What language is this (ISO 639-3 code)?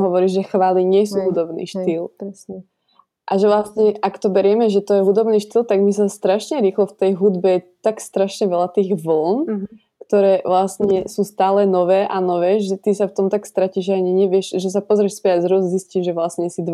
slk